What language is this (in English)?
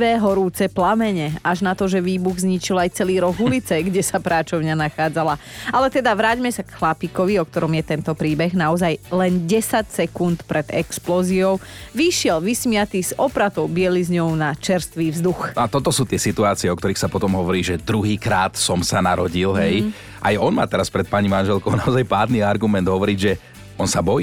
Slovak